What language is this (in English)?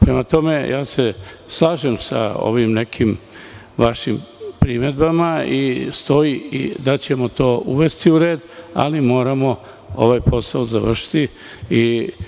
Serbian